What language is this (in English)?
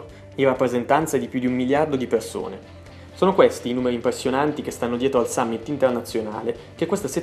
Italian